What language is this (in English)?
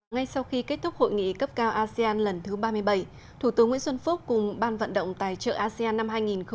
Vietnamese